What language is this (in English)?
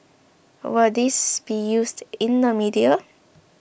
English